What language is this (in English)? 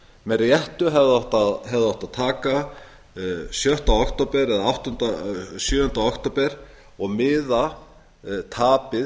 Icelandic